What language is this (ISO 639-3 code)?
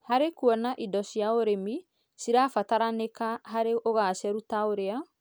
kik